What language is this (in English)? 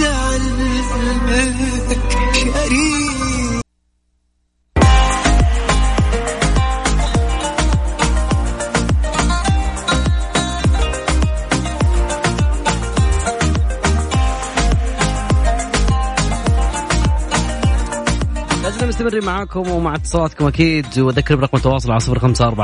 Arabic